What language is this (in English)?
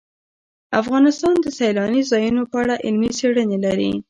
Pashto